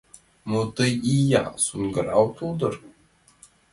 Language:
Mari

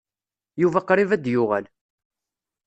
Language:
Kabyle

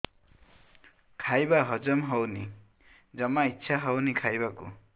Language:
Odia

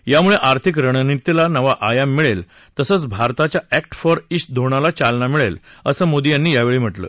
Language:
Marathi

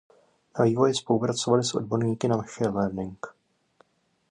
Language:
Czech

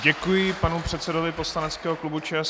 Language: Czech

